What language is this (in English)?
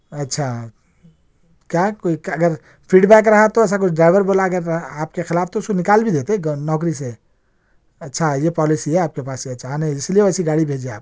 Urdu